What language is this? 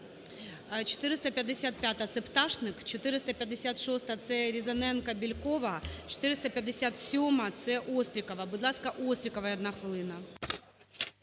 Ukrainian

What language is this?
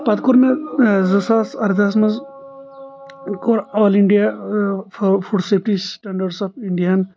Kashmiri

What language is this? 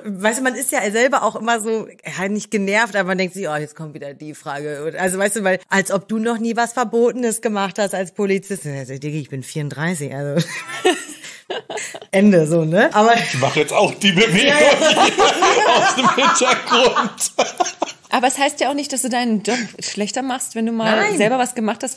German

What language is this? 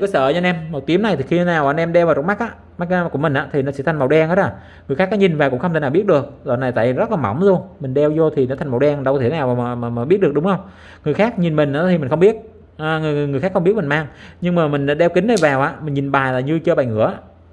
Vietnamese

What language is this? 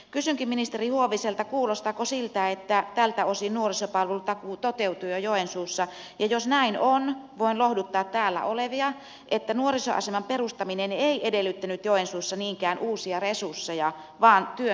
Finnish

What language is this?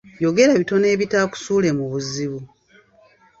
Ganda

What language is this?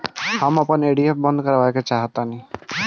Bhojpuri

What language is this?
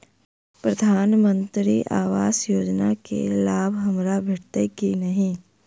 Maithili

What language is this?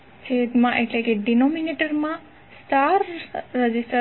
Gujarati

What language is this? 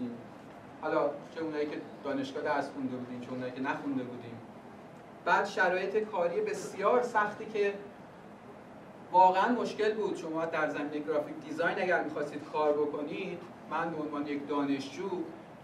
Persian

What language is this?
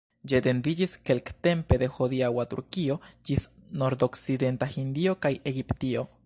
Esperanto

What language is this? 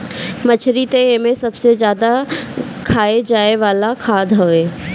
Bhojpuri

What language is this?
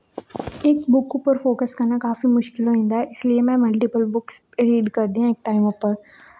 Dogri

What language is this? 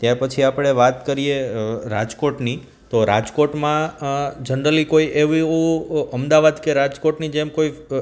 Gujarati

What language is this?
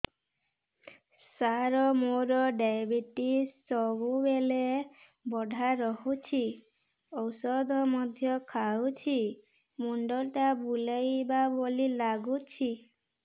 Odia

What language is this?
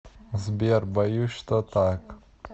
Russian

